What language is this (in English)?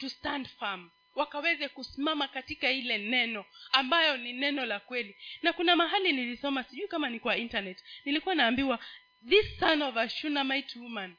Swahili